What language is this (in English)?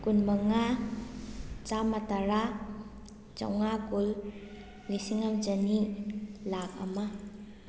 Manipuri